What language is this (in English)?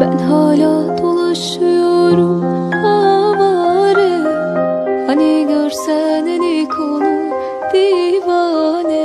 Turkish